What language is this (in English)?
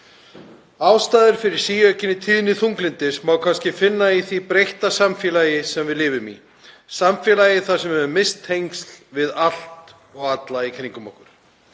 Icelandic